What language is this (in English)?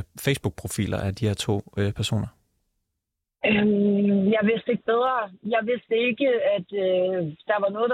Danish